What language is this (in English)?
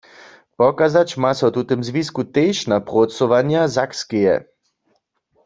Upper Sorbian